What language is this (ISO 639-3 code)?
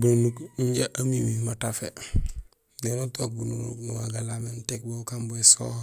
gsl